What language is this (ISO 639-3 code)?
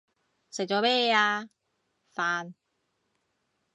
yue